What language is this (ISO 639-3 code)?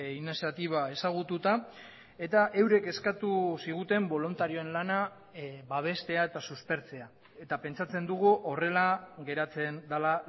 eus